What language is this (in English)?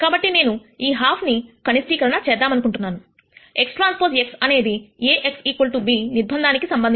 Telugu